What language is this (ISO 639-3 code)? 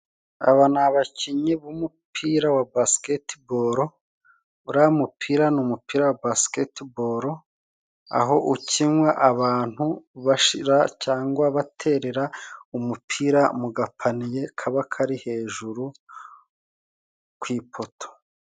kin